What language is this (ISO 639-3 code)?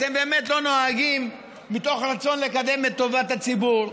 heb